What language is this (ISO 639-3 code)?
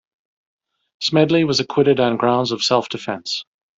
eng